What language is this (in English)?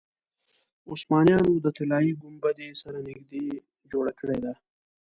Pashto